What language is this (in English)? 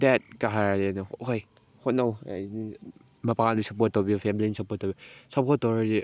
Manipuri